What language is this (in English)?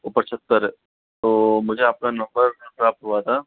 Hindi